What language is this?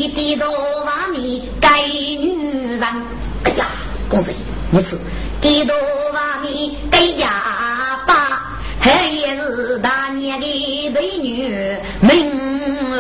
Chinese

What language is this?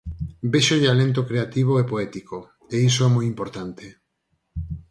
Galician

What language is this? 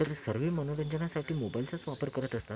Marathi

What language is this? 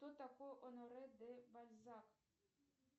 Russian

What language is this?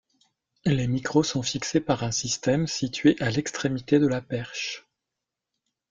French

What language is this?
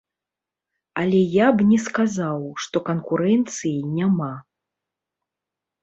Belarusian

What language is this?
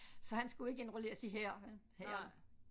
Danish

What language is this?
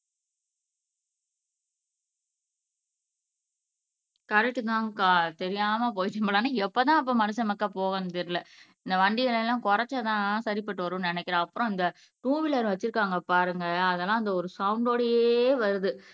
Tamil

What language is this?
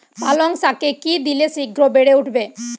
Bangla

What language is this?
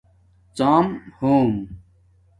Domaaki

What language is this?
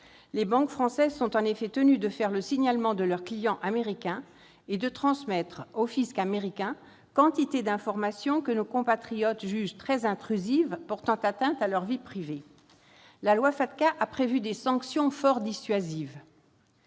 French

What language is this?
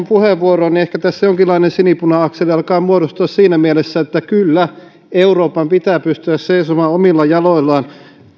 Finnish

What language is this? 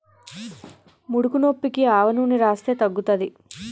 Telugu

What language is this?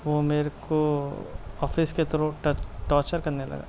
Urdu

